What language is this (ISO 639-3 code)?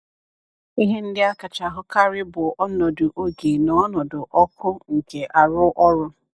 ibo